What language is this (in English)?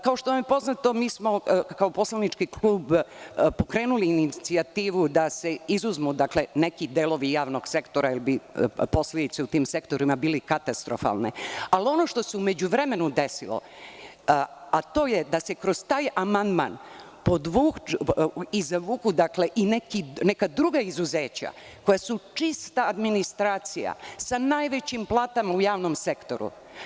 Serbian